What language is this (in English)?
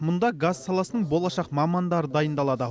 Kazakh